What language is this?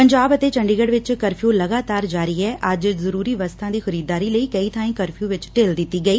Punjabi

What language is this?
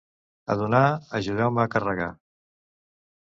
Catalan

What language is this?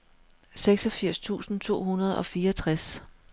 Danish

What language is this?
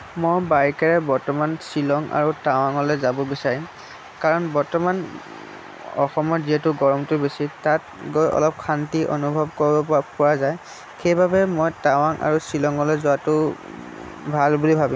Assamese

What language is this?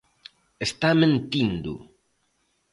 Galician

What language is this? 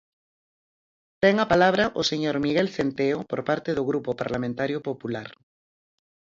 Galician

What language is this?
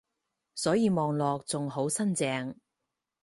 Cantonese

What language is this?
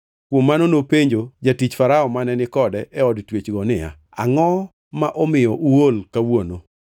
Luo (Kenya and Tanzania)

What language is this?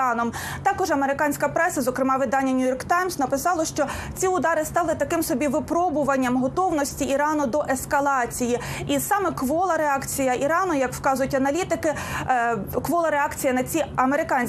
Ukrainian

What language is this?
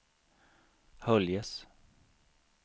Swedish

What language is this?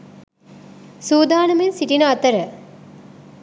Sinhala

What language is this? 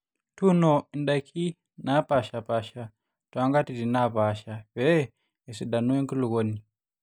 Masai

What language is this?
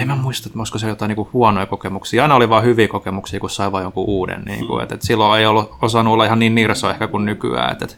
Finnish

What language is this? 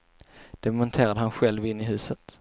Swedish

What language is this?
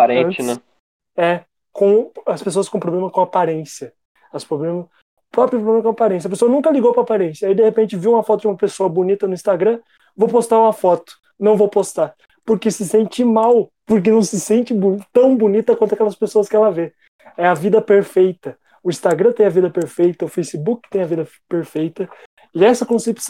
Portuguese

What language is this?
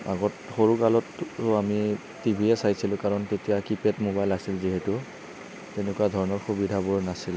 Assamese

